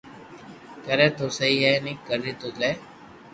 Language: Loarki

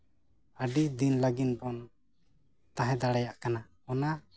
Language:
Santali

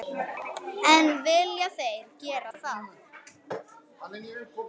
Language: Icelandic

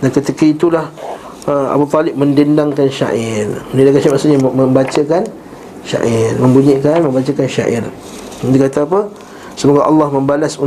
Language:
Malay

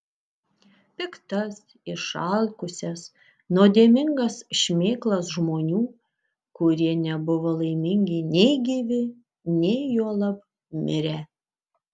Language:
Lithuanian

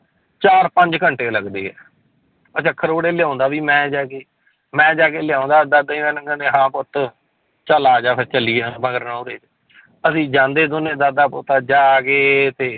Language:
Punjabi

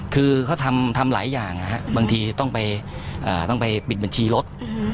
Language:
Thai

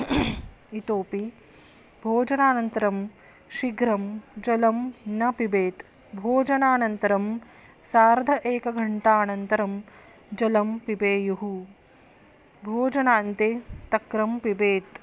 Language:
Sanskrit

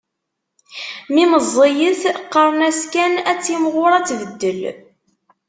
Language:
Kabyle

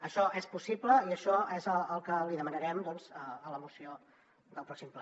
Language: Catalan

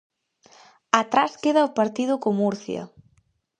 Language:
Galician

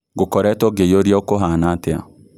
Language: Kikuyu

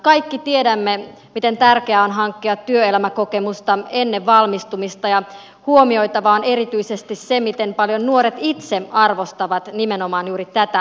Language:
Finnish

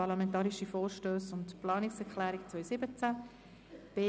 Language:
Swiss German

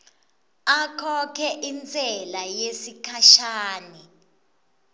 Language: Swati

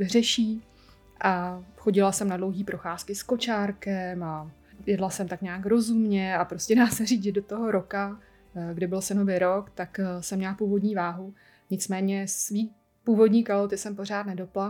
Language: Czech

